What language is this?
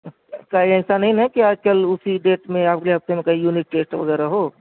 Urdu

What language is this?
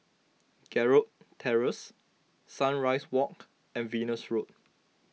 English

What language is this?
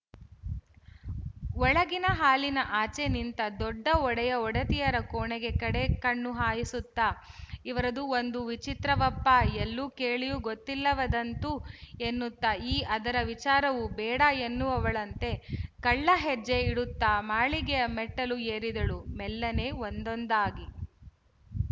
Kannada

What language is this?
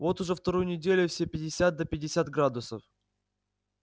Russian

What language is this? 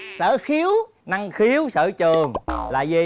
Vietnamese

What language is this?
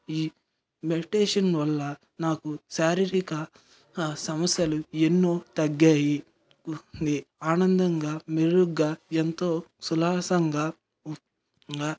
Telugu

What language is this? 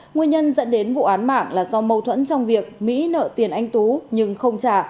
Vietnamese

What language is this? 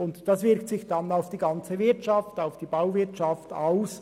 Swiss German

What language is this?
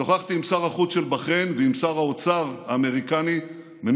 Hebrew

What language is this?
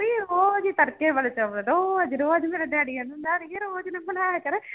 Punjabi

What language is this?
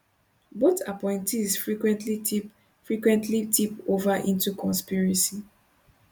Nigerian Pidgin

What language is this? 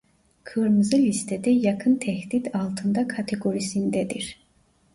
Turkish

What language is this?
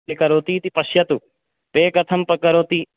Sanskrit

